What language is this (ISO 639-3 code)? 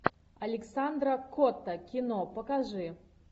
rus